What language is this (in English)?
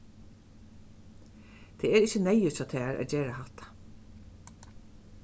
Faroese